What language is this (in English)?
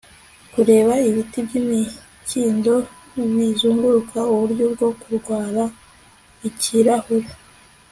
Kinyarwanda